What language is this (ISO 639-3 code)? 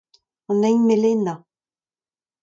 bre